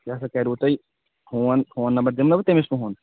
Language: Kashmiri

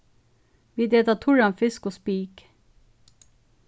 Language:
Faroese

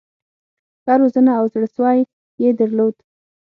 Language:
Pashto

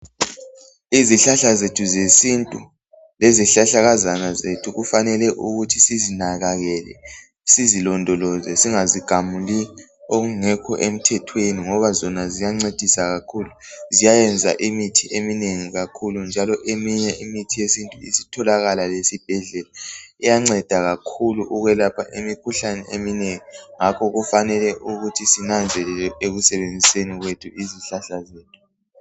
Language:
North Ndebele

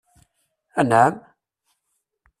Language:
Kabyle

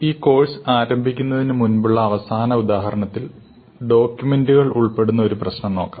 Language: Malayalam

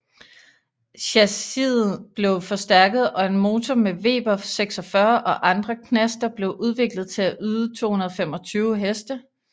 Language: Danish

